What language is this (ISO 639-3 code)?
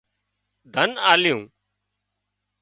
kxp